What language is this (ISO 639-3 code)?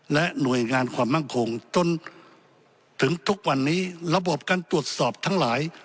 tha